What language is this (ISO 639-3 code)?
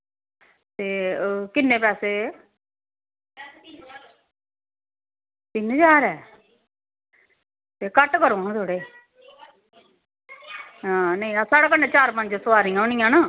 doi